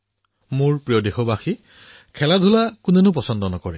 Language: Assamese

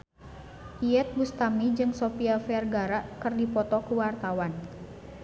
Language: Sundanese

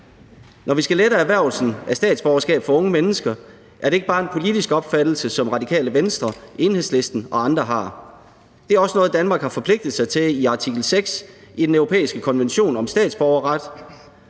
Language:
Danish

